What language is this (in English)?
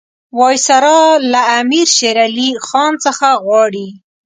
Pashto